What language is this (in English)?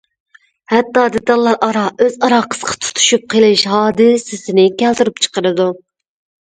Uyghur